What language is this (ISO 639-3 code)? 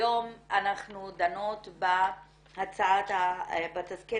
heb